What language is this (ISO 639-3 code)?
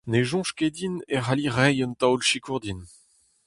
bre